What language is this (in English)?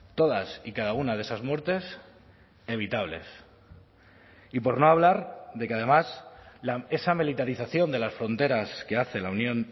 Spanish